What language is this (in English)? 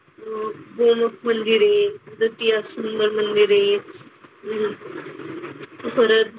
Marathi